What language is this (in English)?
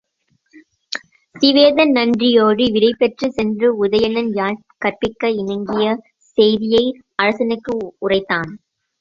Tamil